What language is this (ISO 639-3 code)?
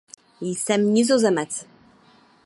ces